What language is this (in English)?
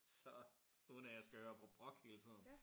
Danish